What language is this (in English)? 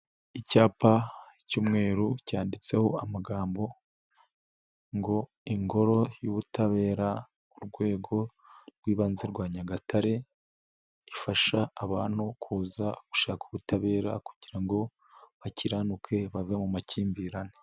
Kinyarwanda